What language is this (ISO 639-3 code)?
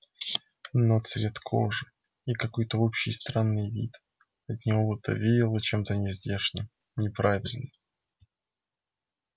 rus